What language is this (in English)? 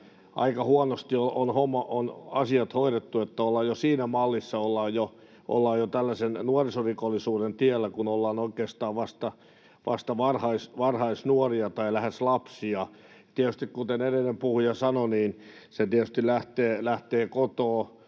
Finnish